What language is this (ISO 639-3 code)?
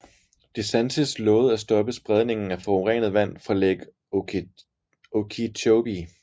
dan